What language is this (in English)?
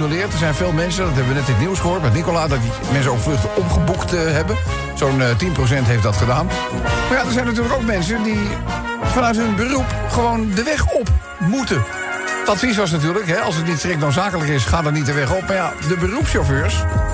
Dutch